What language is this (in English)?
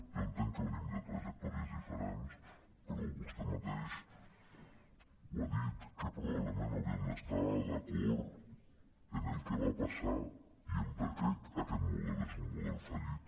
Catalan